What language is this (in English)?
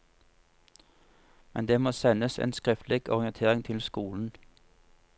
Norwegian